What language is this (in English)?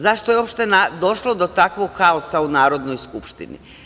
Serbian